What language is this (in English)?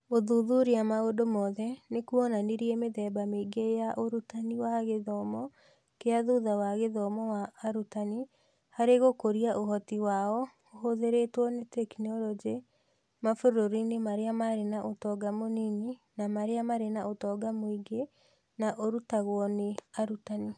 Kikuyu